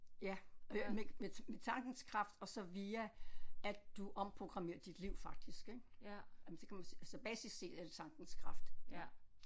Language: Danish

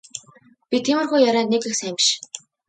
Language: Mongolian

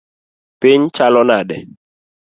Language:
Luo (Kenya and Tanzania)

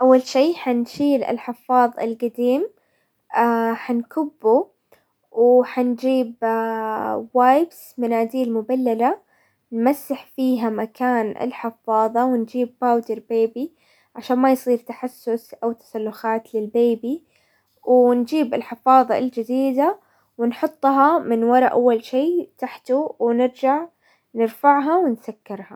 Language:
Hijazi Arabic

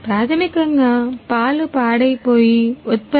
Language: Telugu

